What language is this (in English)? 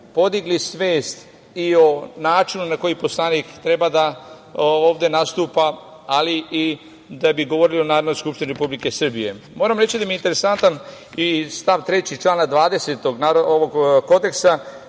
Serbian